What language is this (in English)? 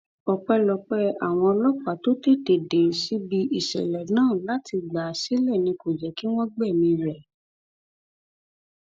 Yoruba